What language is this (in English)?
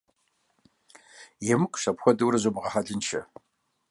Kabardian